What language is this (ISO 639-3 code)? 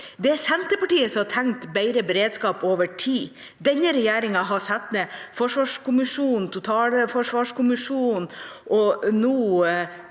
nor